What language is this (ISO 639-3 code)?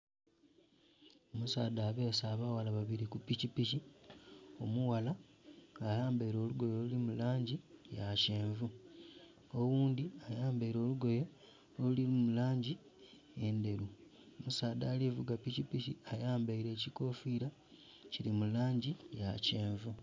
xog